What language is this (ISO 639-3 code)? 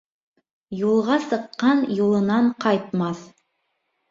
bak